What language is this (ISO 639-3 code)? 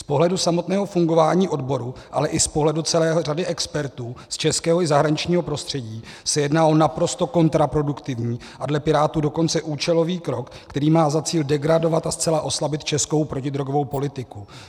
ces